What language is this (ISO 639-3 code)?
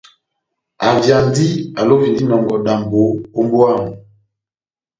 bnm